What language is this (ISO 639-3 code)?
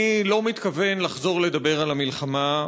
heb